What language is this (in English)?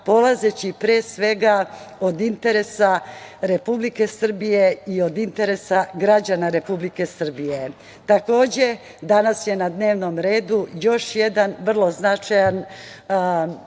Serbian